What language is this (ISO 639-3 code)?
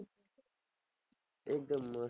guj